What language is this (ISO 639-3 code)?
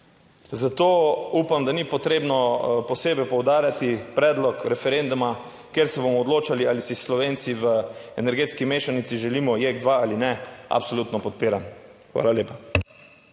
slv